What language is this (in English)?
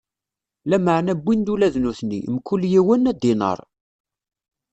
Kabyle